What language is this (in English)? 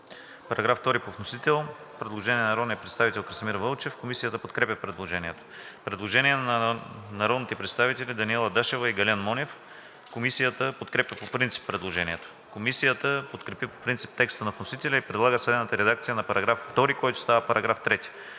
Bulgarian